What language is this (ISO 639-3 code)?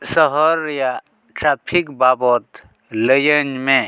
sat